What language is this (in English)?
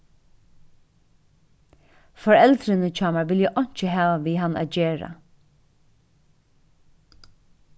Faroese